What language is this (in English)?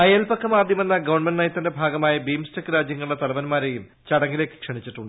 Malayalam